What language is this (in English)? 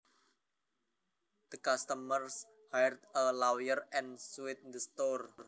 Javanese